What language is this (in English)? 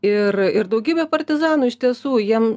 Lithuanian